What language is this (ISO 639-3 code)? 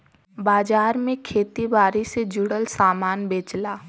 bho